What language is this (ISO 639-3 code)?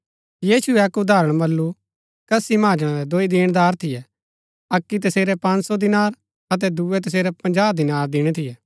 gbk